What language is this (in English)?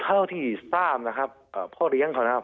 Thai